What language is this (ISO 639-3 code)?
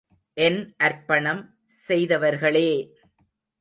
tam